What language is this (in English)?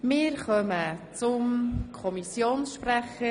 Swiss German